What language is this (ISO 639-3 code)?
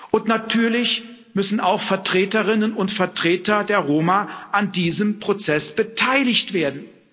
deu